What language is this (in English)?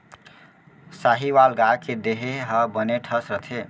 Chhattisgarhi